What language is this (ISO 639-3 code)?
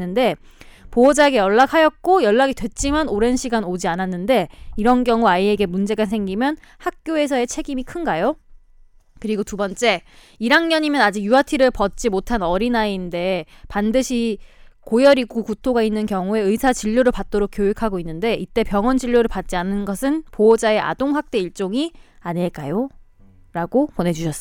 kor